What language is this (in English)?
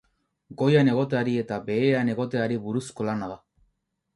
Basque